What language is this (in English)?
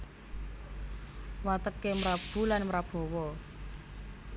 Javanese